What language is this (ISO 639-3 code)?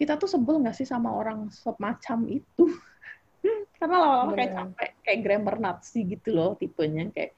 ind